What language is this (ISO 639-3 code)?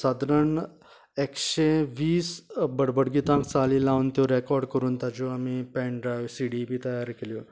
kok